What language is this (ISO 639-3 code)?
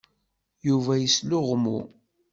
kab